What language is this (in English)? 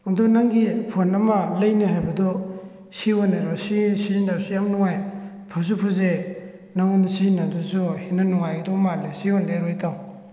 Manipuri